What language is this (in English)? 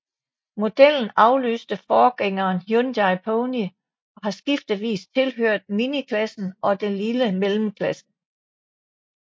Danish